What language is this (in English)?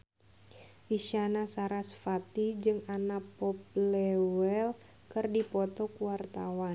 Sundanese